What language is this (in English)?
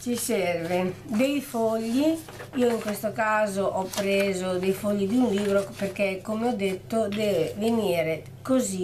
Italian